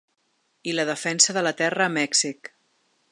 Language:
Catalan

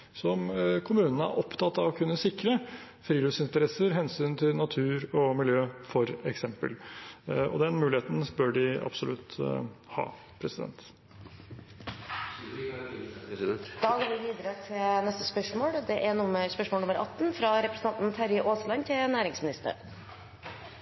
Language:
Norwegian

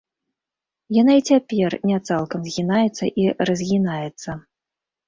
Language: Belarusian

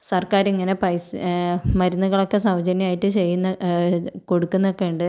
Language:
Malayalam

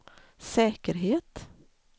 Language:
Swedish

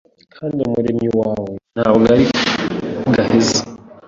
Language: Kinyarwanda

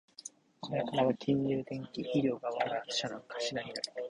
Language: Japanese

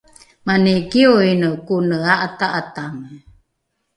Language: Rukai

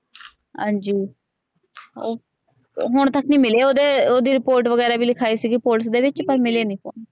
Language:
Punjabi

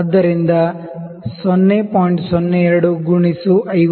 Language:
Kannada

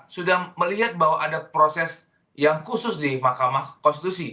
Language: Indonesian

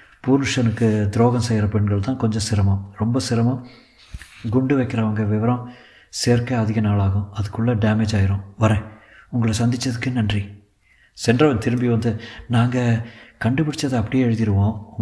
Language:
Tamil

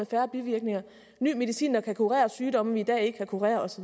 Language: Danish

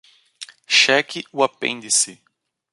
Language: Portuguese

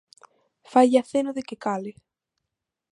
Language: Galician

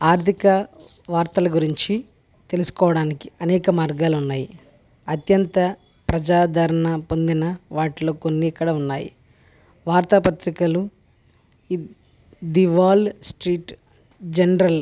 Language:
Telugu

